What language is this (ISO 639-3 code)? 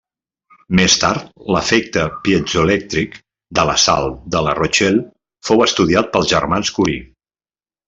cat